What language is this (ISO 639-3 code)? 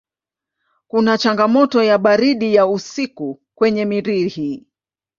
swa